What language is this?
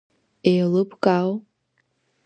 Abkhazian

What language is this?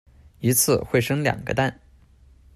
Chinese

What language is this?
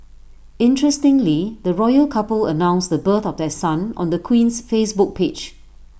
English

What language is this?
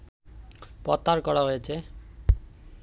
Bangla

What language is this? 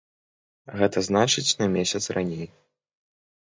Belarusian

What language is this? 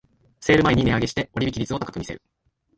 Japanese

